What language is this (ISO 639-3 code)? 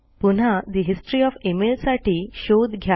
mar